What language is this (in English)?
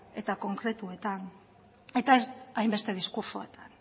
Basque